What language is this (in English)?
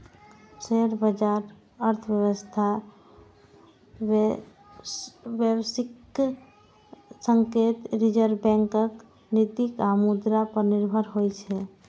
Maithili